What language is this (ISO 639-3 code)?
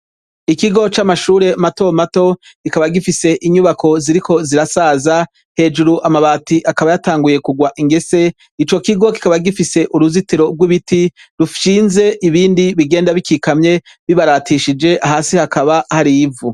run